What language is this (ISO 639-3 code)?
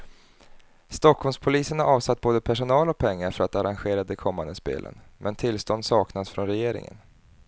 swe